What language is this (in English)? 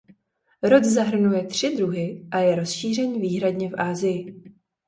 Czech